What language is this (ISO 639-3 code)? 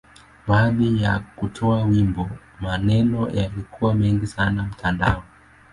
swa